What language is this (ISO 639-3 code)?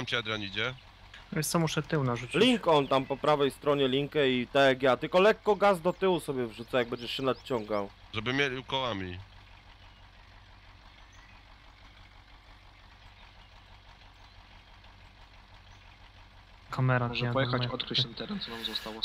pol